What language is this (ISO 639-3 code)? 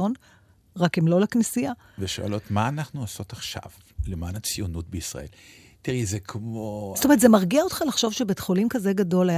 heb